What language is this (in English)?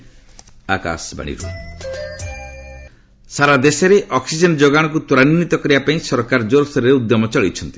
Odia